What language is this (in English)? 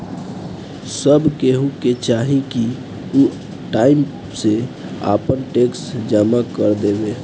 Bhojpuri